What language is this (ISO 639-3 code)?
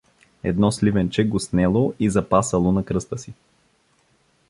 bul